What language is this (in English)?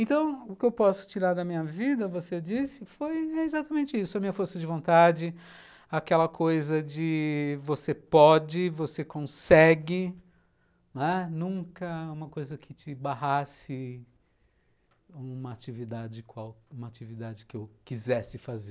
Portuguese